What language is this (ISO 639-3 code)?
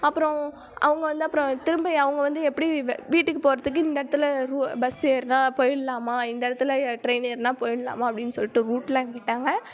tam